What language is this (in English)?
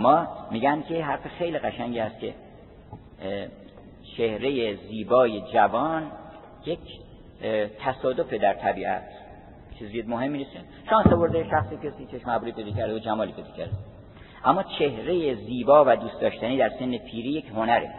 Persian